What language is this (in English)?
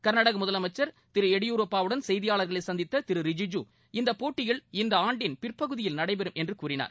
Tamil